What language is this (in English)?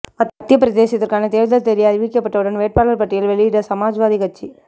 Tamil